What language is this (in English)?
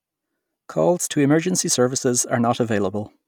English